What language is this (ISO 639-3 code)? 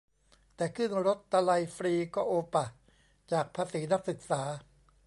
tha